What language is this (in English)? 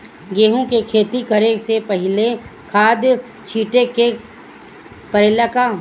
Bhojpuri